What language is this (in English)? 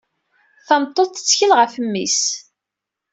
Kabyle